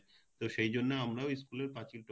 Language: Bangla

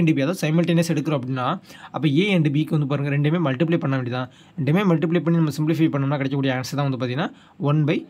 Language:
Tamil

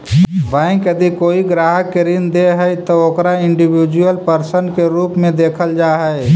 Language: Magahi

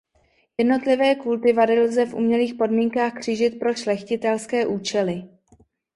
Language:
Czech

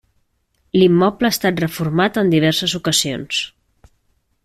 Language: Catalan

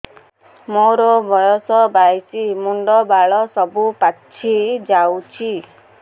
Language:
Odia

